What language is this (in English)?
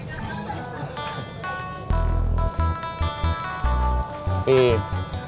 Indonesian